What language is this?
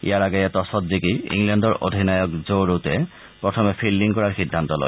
Assamese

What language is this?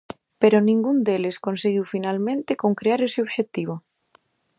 Galician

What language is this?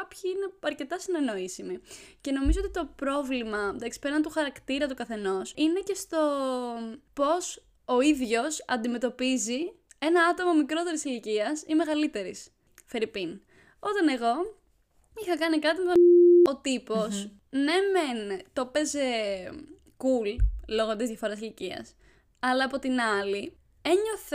Greek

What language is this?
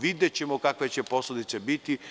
Serbian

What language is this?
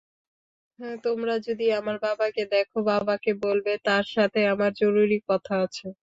Bangla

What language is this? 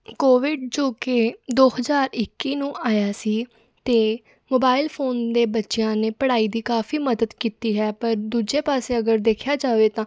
Punjabi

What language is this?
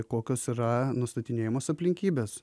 Lithuanian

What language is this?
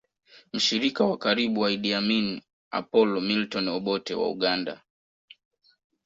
Swahili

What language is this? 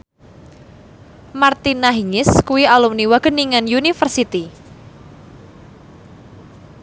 Javanese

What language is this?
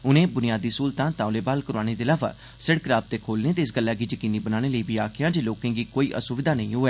Dogri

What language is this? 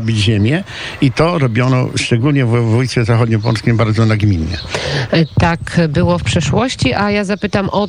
Polish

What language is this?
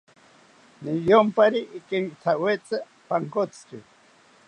South Ucayali Ashéninka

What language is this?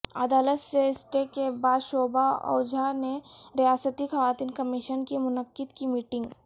Urdu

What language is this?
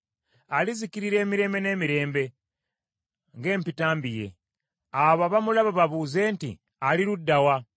Ganda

